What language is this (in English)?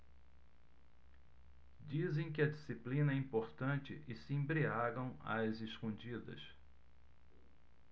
Portuguese